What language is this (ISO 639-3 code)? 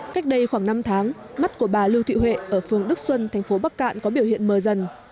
vie